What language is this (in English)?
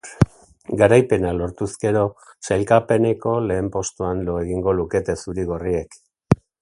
Basque